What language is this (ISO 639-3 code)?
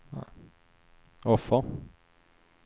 swe